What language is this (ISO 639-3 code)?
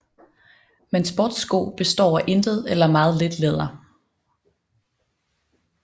dan